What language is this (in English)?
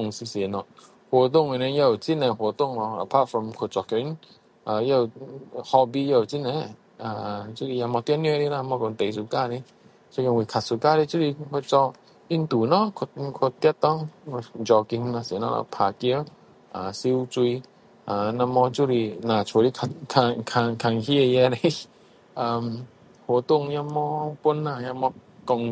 Min Dong Chinese